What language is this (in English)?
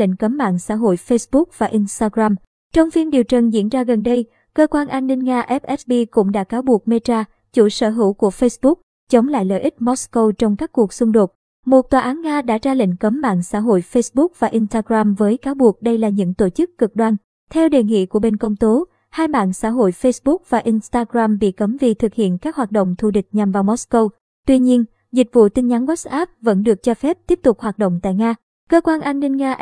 Vietnamese